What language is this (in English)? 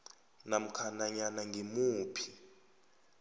South Ndebele